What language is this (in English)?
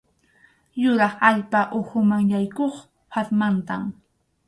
Arequipa-La Unión Quechua